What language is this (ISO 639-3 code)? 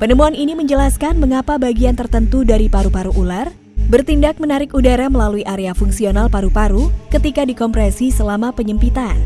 ind